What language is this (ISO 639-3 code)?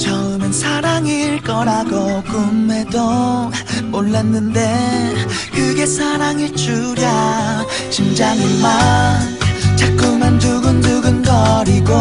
kor